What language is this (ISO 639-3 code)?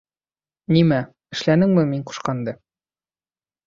bak